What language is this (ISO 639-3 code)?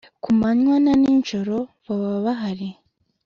kin